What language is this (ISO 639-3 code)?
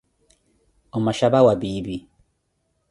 eko